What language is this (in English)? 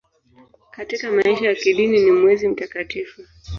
Swahili